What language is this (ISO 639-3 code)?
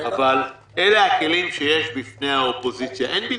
heb